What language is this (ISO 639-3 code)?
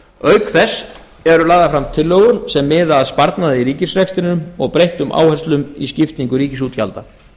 isl